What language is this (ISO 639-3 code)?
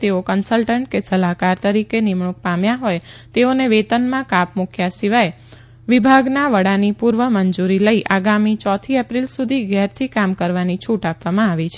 guj